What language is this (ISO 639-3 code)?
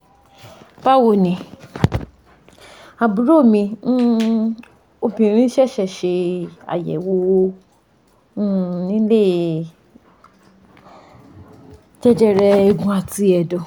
yor